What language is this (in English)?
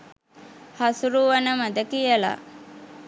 Sinhala